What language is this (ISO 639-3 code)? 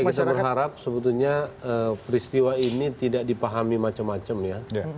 ind